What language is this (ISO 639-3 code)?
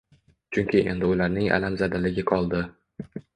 uzb